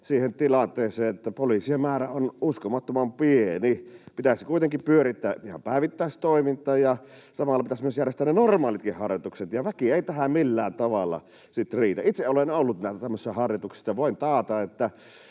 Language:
Finnish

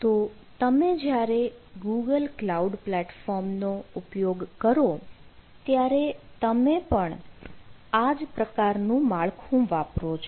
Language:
Gujarati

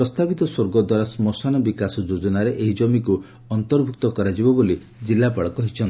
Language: Odia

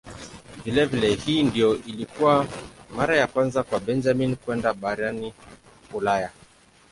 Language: Swahili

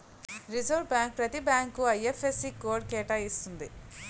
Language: Telugu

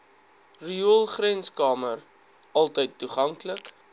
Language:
Afrikaans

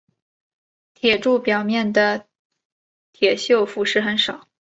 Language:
Chinese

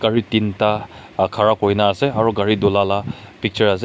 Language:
Naga Pidgin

